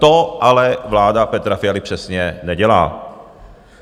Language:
Czech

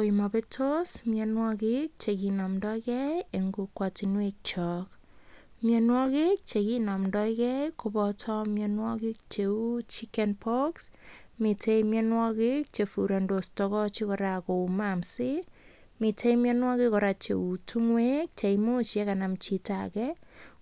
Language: Kalenjin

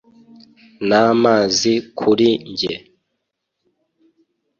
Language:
Kinyarwanda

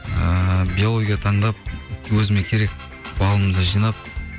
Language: Kazakh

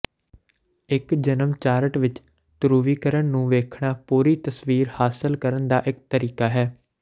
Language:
Punjabi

